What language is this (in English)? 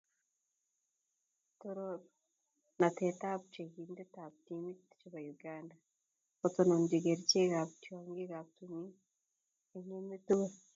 Kalenjin